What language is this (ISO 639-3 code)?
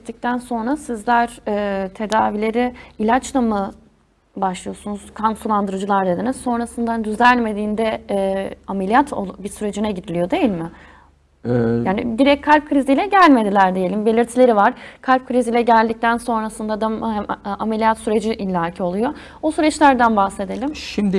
tur